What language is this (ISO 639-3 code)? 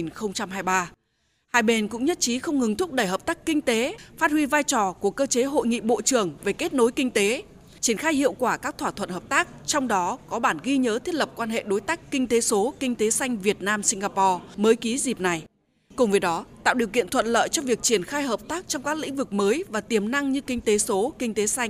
vie